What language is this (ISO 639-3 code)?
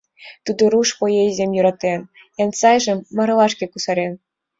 chm